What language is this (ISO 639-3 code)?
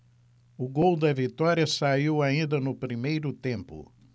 por